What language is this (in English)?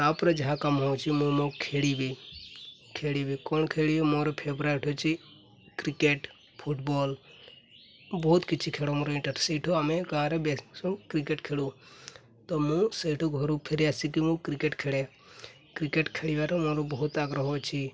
Odia